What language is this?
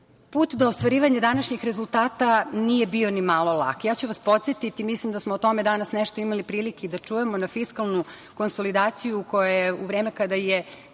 Serbian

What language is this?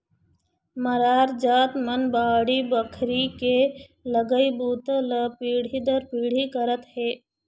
Chhattisgarhi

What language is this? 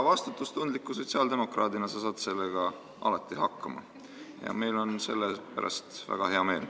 Estonian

